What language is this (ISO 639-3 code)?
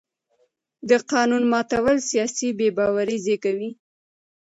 pus